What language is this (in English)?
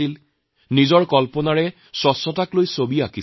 Assamese